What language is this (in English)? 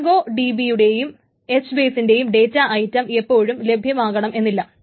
Malayalam